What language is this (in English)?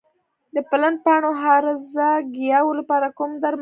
Pashto